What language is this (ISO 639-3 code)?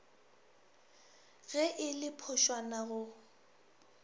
nso